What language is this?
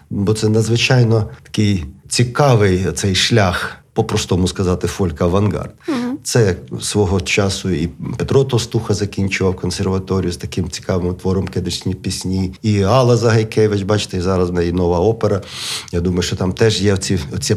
Ukrainian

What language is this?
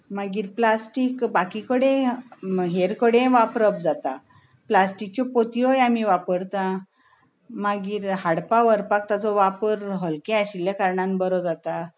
Konkani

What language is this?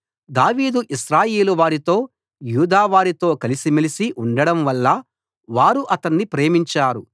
Telugu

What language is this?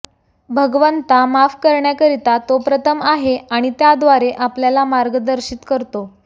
Marathi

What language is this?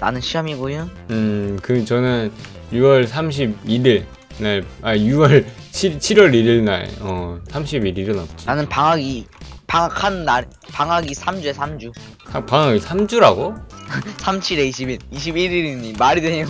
Korean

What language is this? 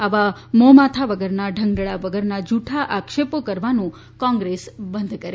Gujarati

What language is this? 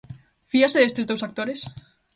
Galician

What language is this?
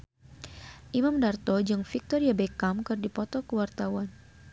Sundanese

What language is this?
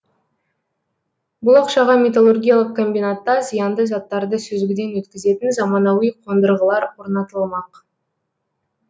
Kazakh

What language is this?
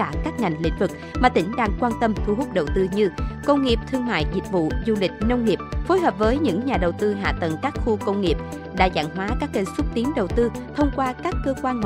Vietnamese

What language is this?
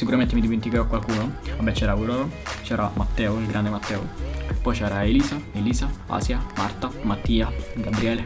Italian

